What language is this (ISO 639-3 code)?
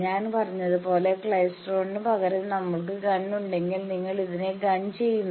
mal